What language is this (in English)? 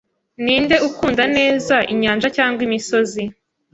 Kinyarwanda